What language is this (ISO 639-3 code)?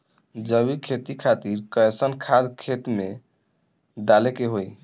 bho